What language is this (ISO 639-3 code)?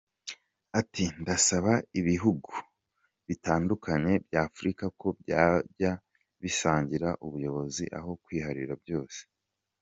kin